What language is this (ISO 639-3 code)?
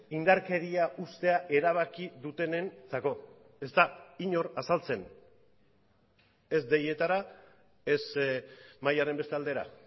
eus